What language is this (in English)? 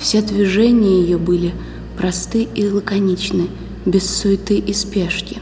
Russian